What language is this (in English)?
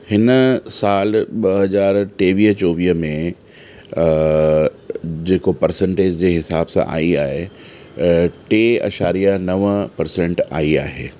Sindhi